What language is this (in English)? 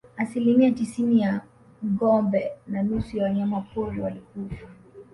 Swahili